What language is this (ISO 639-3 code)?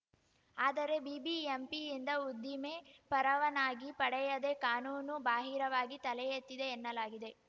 kan